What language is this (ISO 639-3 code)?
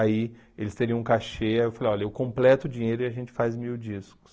por